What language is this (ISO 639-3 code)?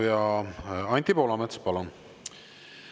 est